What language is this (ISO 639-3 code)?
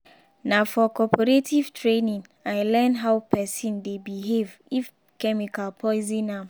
pcm